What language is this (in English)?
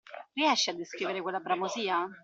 Italian